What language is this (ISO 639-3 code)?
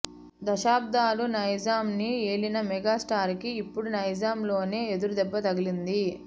tel